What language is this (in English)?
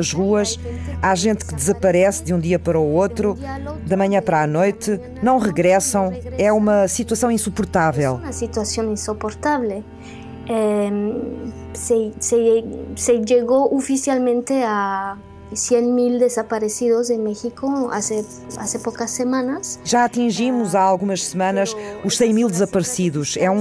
Portuguese